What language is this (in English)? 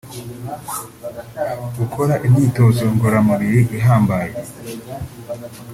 Kinyarwanda